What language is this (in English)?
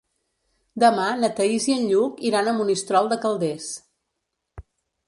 Catalan